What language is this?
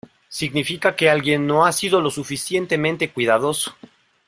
Spanish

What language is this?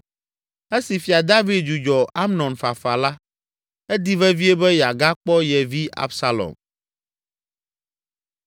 Ewe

